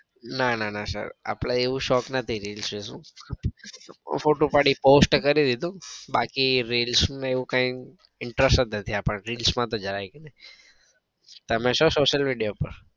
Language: Gujarati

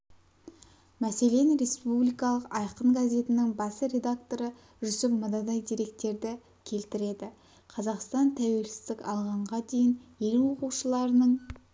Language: Kazakh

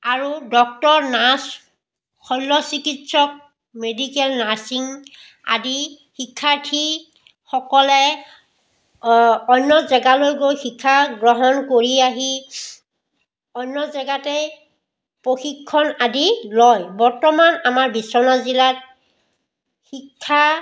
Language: Assamese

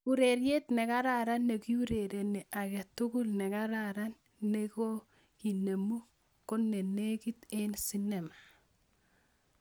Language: Kalenjin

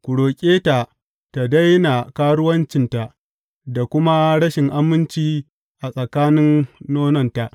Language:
Hausa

